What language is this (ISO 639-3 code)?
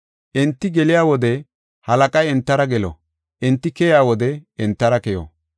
gof